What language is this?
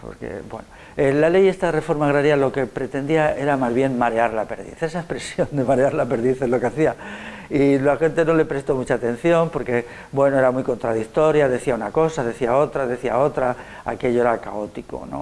Spanish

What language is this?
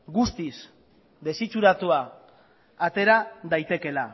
Basque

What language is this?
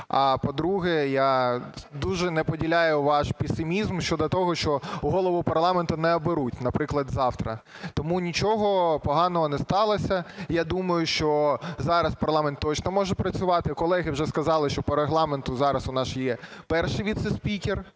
Ukrainian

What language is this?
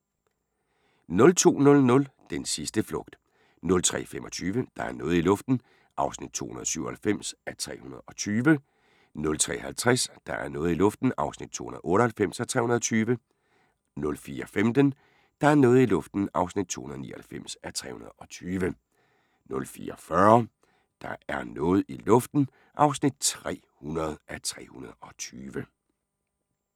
Danish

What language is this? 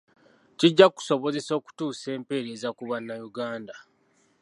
Ganda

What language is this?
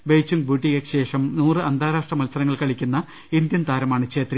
Malayalam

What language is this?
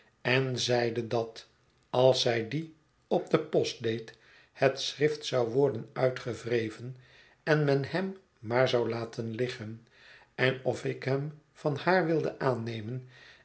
Dutch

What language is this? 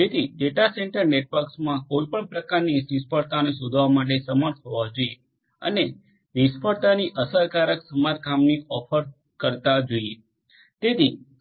Gujarati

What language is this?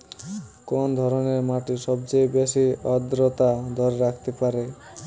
Bangla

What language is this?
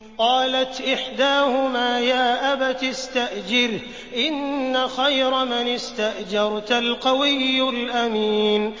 Arabic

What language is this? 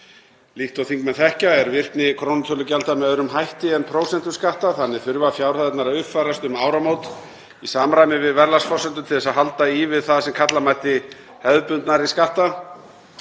Icelandic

